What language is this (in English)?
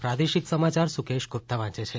Gujarati